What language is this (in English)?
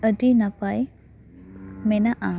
Santali